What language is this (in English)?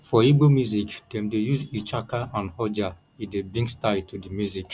Nigerian Pidgin